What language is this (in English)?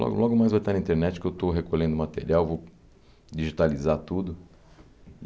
Portuguese